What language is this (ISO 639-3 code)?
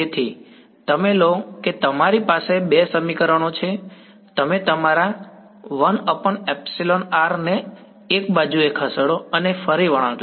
guj